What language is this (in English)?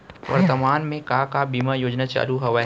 Chhattisgarhi